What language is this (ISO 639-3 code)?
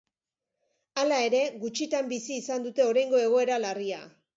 eus